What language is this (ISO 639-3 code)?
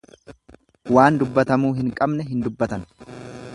orm